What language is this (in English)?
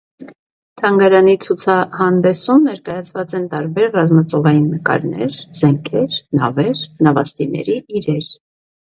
Armenian